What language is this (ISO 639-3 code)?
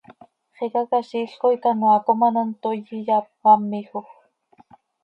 sei